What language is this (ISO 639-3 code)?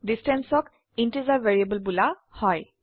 asm